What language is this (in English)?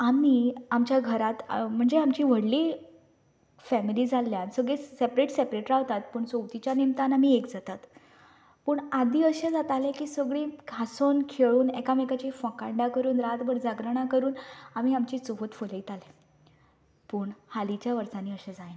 Konkani